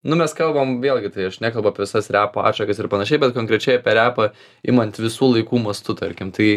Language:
Lithuanian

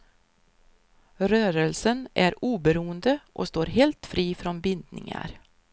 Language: Swedish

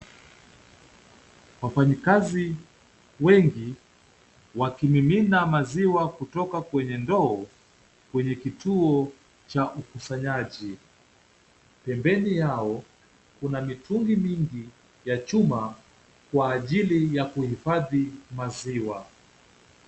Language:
Swahili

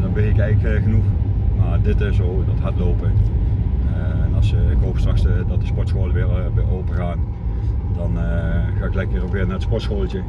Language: Dutch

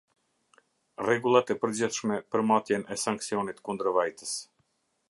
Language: Albanian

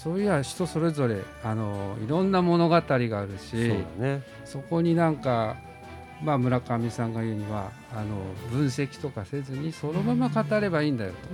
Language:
Japanese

